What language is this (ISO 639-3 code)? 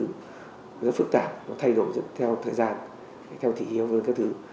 vie